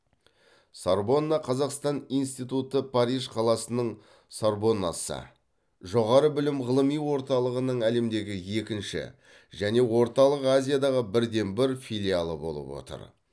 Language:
Kazakh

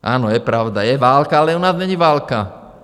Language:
Czech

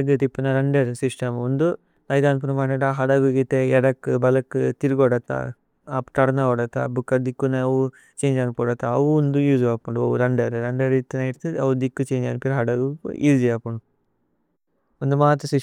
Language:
Tulu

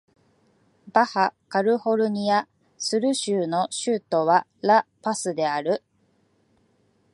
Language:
Japanese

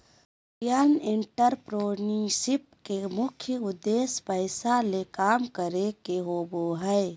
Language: Magahi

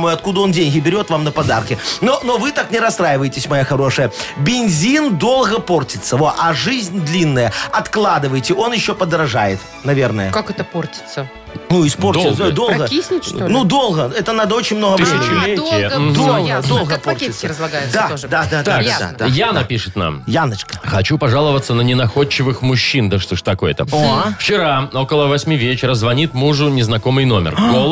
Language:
Russian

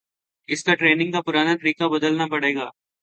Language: Urdu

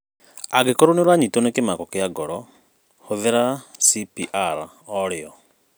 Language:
Kikuyu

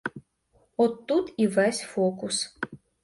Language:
Ukrainian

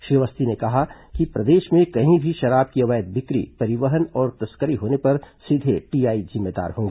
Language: Hindi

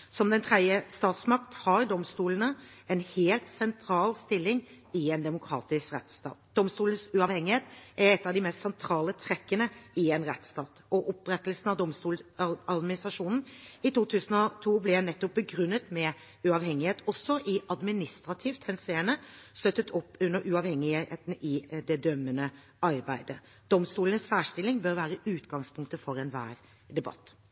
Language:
Norwegian Bokmål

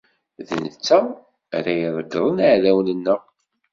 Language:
Kabyle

